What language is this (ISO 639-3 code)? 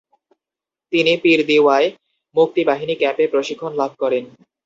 ben